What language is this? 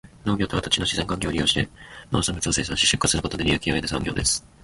Japanese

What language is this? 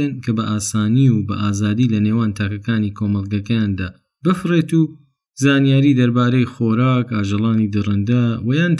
Persian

